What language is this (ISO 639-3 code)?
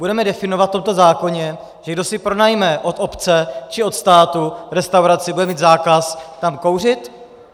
ces